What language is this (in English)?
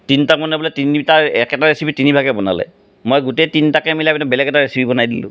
Assamese